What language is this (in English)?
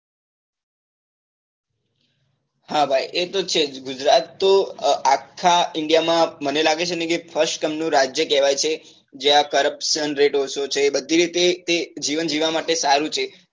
Gujarati